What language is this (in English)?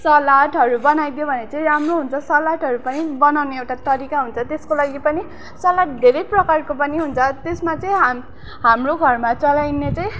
Nepali